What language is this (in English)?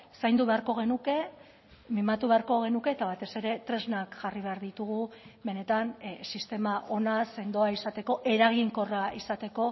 Basque